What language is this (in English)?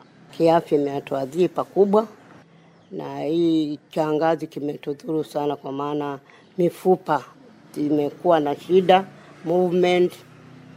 Swahili